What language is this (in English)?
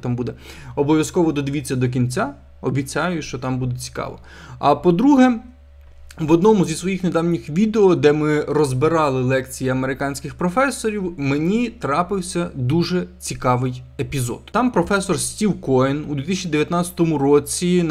Ukrainian